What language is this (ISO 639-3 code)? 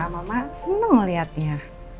ind